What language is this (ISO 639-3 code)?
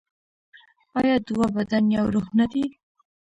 pus